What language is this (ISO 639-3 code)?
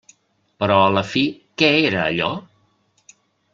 cat